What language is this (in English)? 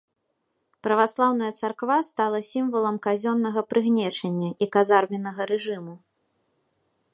Belarusian